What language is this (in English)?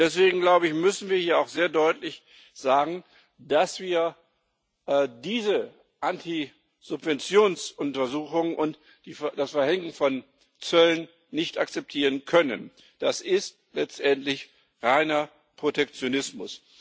German